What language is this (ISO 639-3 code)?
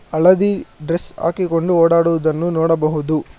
kan